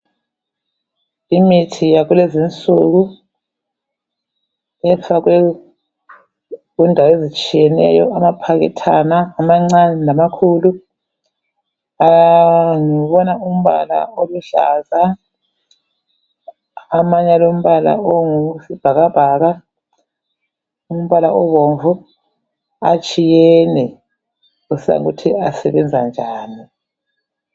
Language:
North Ndebele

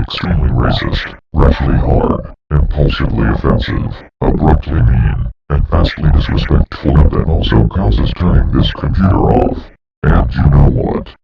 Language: English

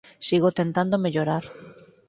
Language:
Galician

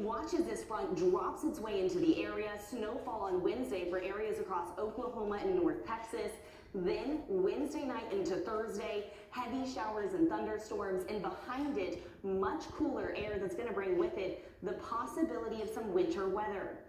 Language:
English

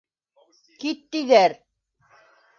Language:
Bashkir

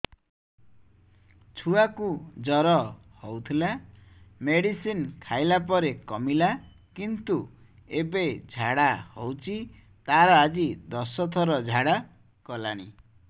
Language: Odia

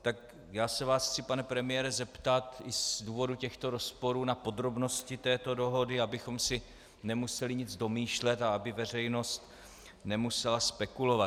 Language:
Czech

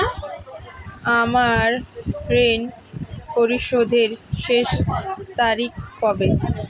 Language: Bangla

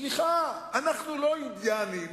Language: Hebrew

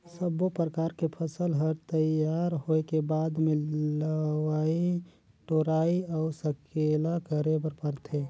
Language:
Chhattisgarhi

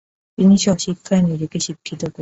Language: Bangla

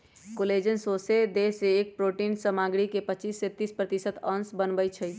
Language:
Magahi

